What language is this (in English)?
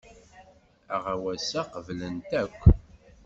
Kabyle